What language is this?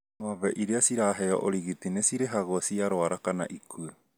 Kikuyu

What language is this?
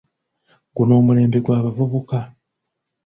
Ganda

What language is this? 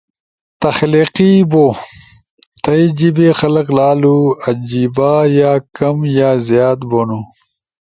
Ushojo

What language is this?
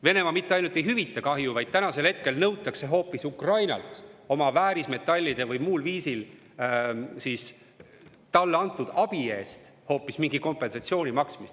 Estonian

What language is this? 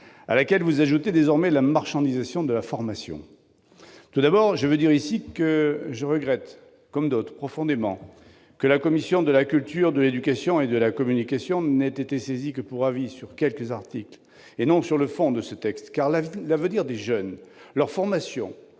French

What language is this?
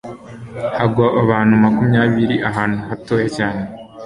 Kinyarwanda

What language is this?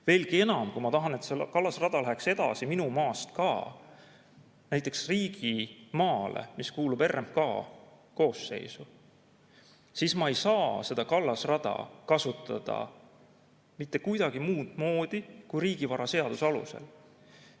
Estonian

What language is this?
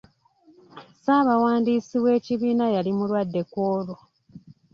Ganda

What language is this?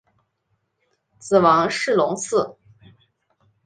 Chinese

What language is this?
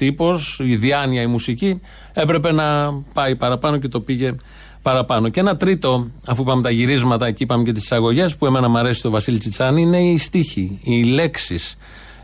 Greek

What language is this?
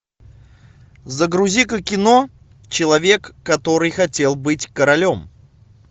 Russian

